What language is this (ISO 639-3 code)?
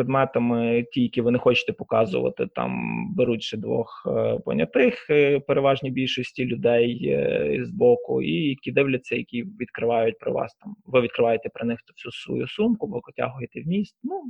ukr